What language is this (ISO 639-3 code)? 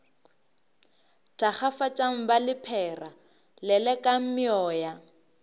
nso